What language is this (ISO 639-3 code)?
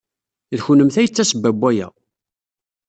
kab